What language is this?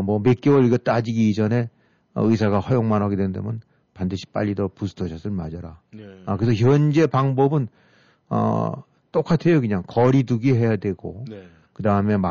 Korean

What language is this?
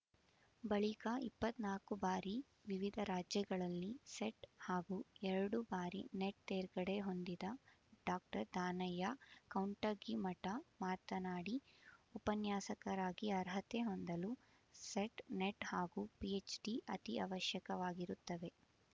Kannada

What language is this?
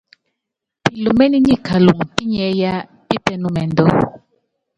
Yangben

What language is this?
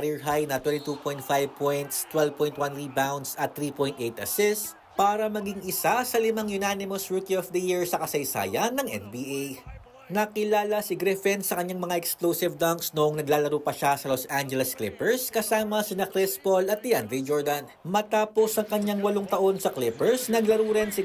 Filipino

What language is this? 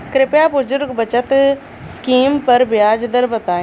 Bhojpuri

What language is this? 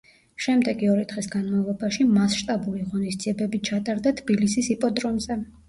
Georgian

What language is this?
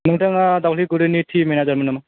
Bodo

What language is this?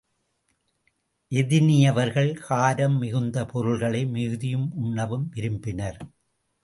Tamil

